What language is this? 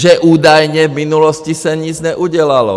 Czech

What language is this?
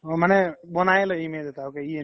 Assamese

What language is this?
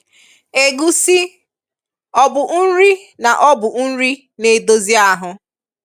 Igbo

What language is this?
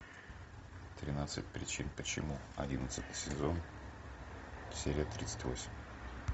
Russian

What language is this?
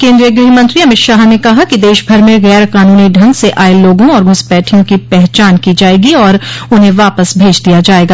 Hindi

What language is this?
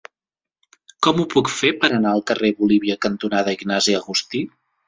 Catalan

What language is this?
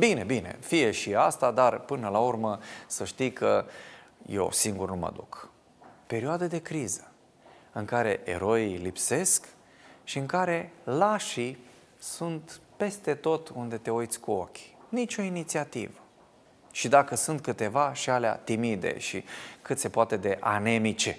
Romanian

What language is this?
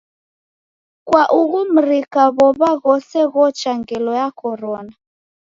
Taita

